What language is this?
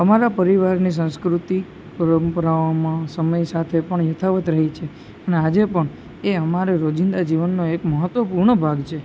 Gujarati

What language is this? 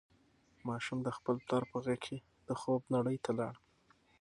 Pashto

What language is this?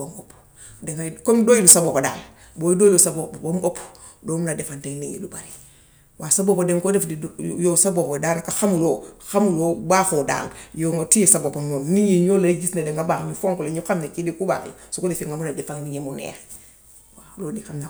Gambian Wolof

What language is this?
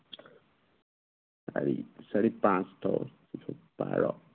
Assamese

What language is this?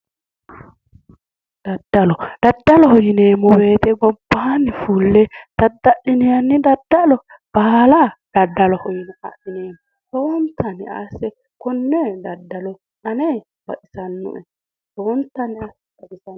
Sidamo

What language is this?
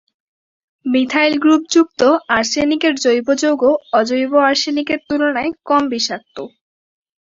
Bangla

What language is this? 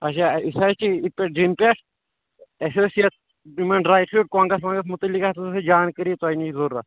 Kashmiri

